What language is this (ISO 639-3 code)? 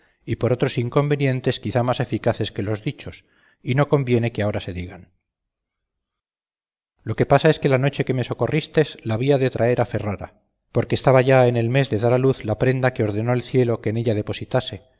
spa